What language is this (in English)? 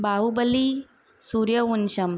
Sindhi